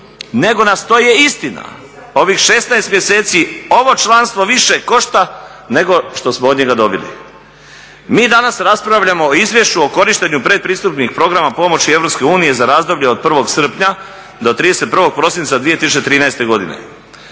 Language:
Croatian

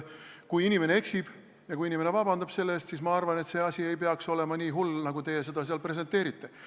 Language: Estonian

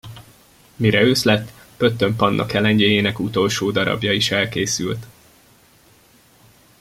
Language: Hungarian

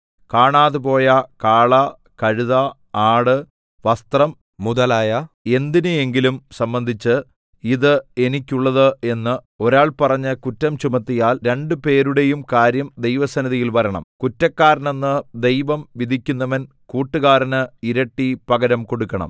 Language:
Malayalam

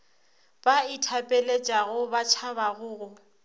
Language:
Northern Sotho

